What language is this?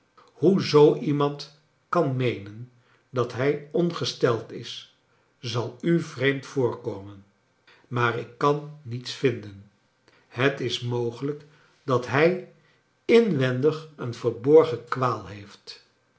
Dutch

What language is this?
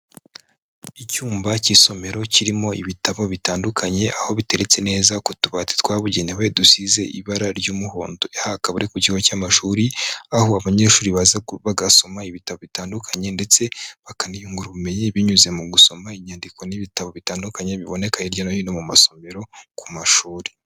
Kinyarwanda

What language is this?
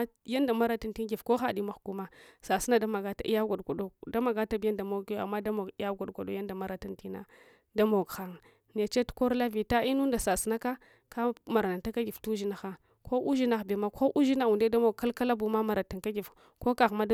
Hwana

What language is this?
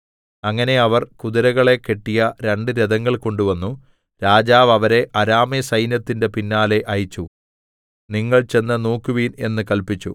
Malayalam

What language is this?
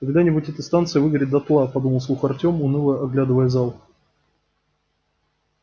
Russian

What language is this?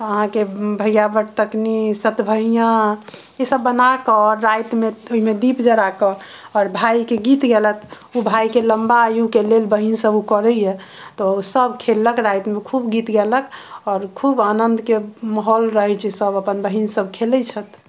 Maithili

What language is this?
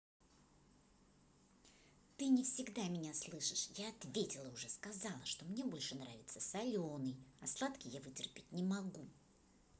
Russian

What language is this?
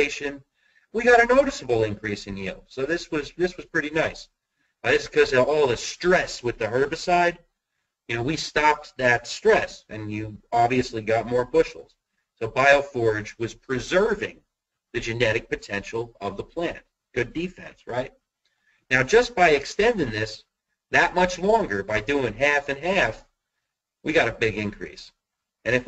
English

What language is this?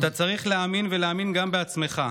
Hebrew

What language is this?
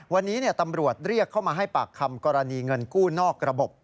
Thai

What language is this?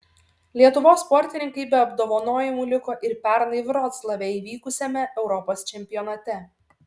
Lithuanian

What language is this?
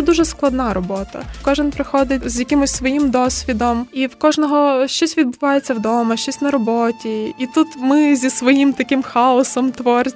Ukrainian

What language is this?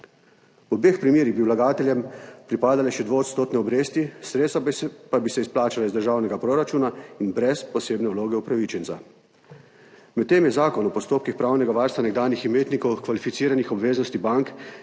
Slovenian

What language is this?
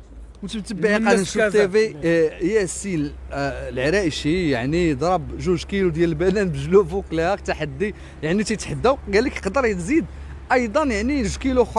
Arabic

